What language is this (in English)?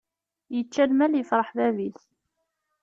Kabyle